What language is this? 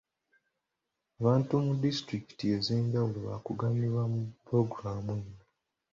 Ganda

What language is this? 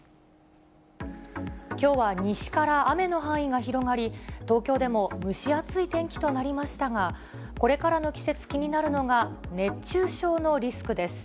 Japanese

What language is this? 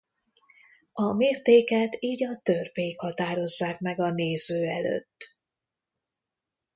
Hungarian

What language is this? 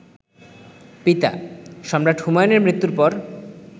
Bangla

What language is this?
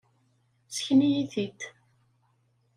Kabyle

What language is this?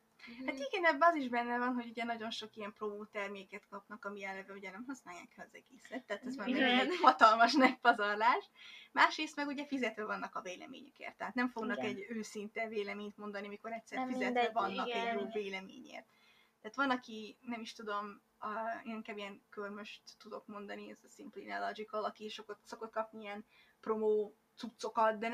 Hungarian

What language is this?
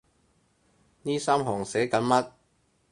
Cantonese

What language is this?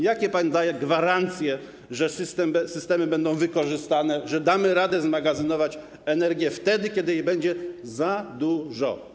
Polish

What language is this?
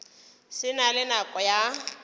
Northern Sotho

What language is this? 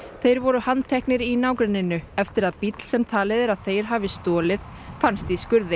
Icelandic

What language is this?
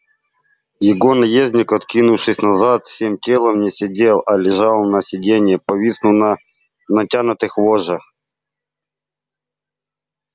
Russian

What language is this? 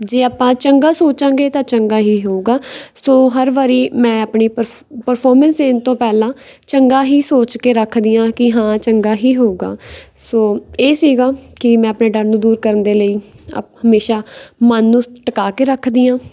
Punjabi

